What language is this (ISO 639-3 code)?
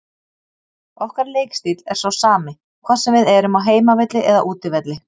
isl